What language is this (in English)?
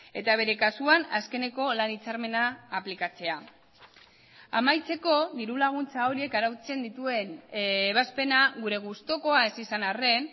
Basque